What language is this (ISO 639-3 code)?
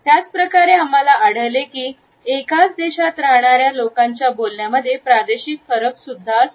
mar